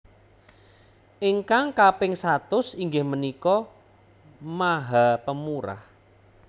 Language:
Javanese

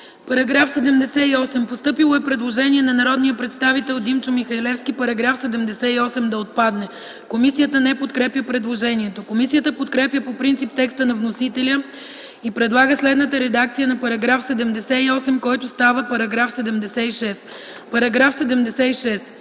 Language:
Bulgarian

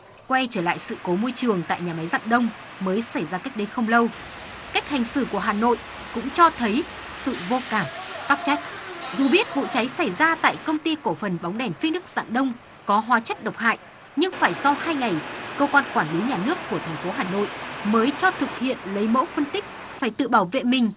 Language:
Vietnamese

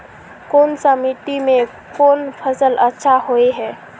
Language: Magahi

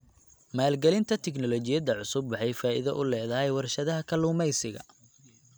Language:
Somali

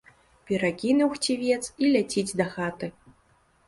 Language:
Belarusian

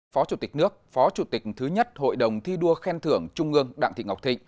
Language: Vietnamese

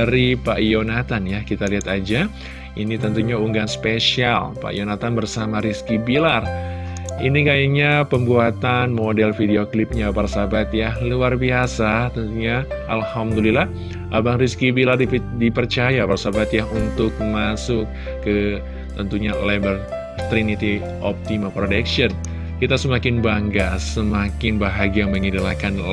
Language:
Indonesian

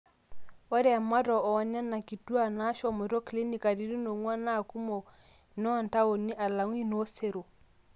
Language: Masai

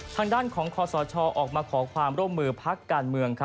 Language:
Thai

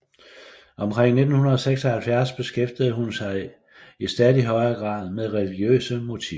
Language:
Danish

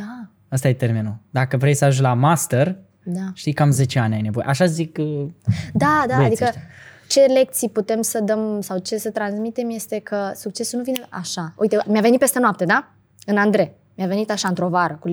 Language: Romanian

